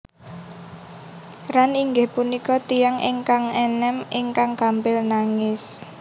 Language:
Javanese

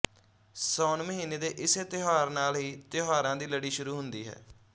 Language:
Punjabi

